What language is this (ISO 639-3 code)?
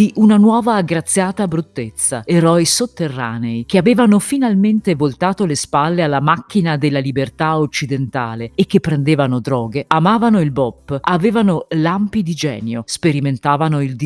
ita